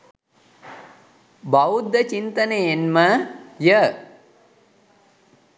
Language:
Sinhala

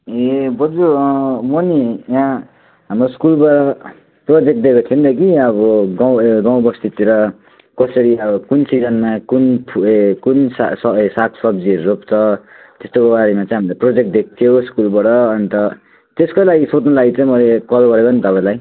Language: Nepali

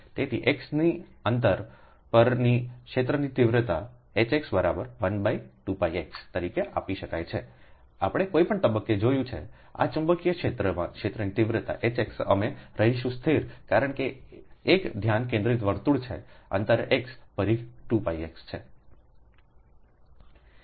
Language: Gujarati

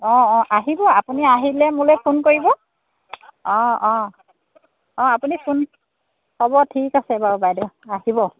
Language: Assamese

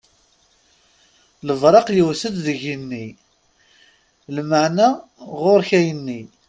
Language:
Kabyle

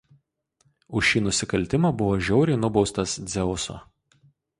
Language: Lithuanian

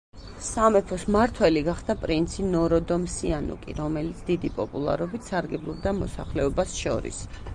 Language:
Georgian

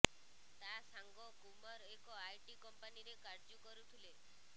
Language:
Odia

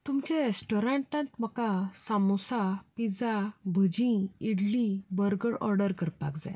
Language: Konkani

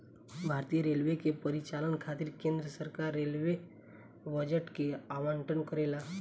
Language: Bhojpuri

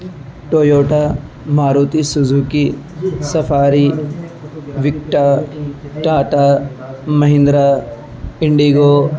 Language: Urdu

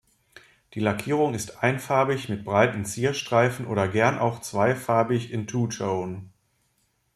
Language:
German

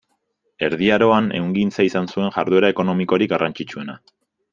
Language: Basque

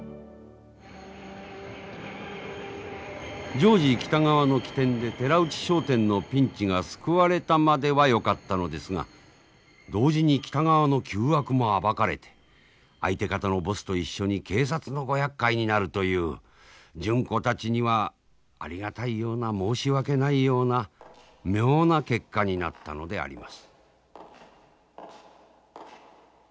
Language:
Japanese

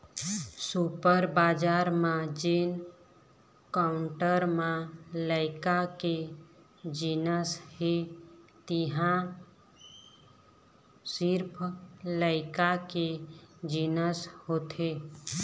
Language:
Chhattisgarhi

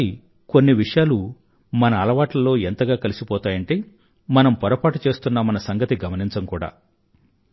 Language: Telugu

